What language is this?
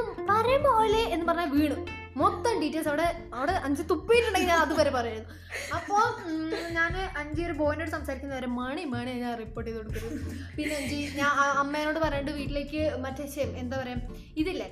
Malayalam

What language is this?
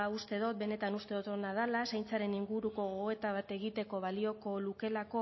Basque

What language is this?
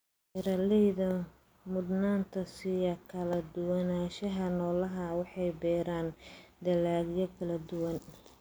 Somali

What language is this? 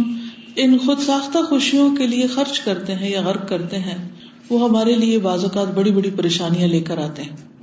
Urdu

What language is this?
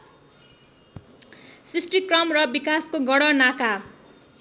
Nepali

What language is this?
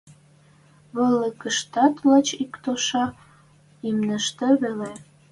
Western Mari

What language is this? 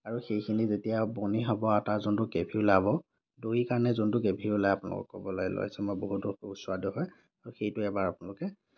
Assamese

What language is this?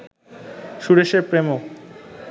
Bangla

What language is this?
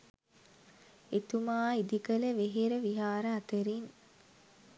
Sinhala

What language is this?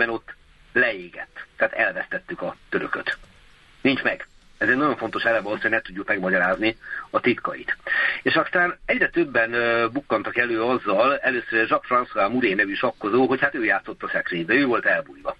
Hungarian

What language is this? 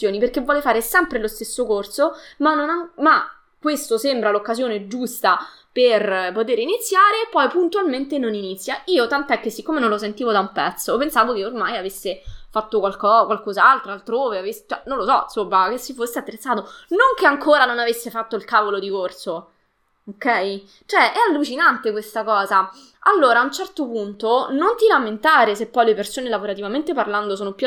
Italian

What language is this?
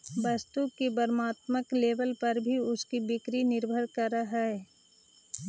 Magahi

